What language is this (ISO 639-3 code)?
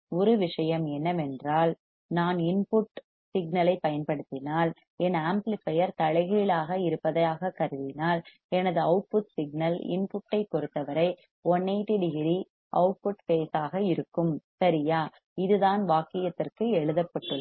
tam